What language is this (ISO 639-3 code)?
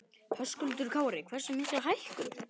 isl